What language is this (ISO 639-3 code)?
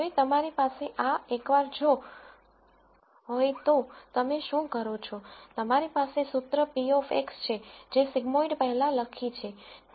guj